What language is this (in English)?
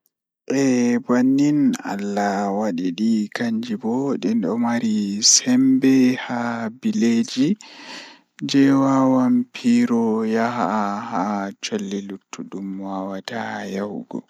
Fula